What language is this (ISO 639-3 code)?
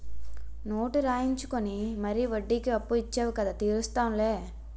tel